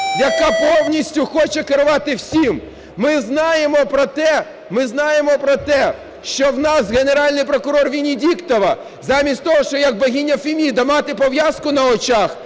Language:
Ukrainian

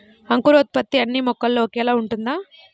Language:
Telugu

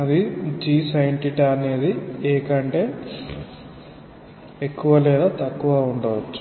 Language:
Telugu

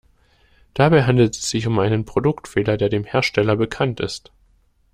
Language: German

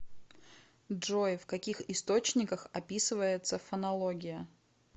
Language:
Russian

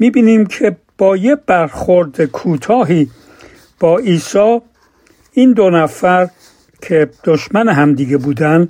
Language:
Persian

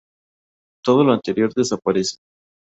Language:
Spanish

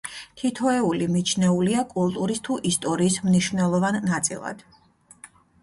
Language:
Georgian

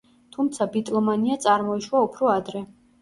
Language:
Georgian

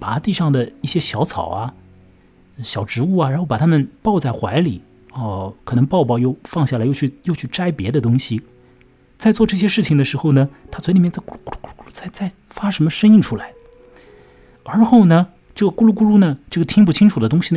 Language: Chinese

